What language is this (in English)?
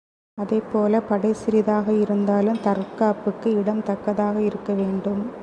Tamil